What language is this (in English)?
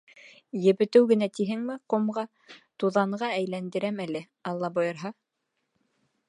Bashkir